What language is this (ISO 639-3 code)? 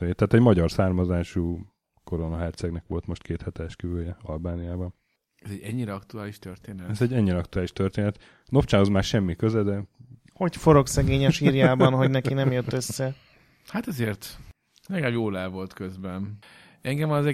hun